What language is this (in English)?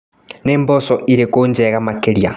Kikuyu